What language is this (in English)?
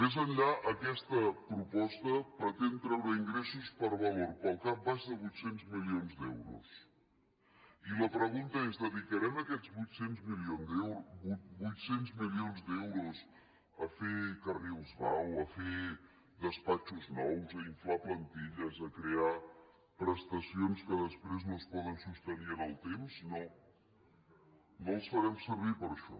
Catalan